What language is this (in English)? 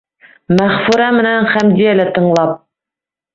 Bashkir